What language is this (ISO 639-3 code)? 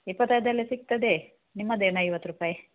kan